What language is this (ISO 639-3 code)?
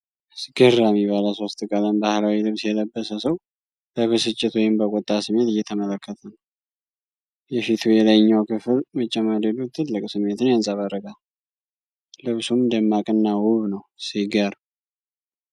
amh